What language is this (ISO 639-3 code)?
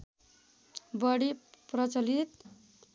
nep